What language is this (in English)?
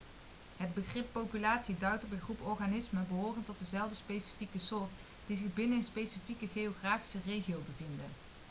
Dutch